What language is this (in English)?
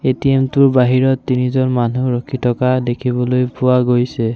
Assamese